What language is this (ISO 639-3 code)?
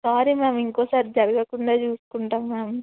tel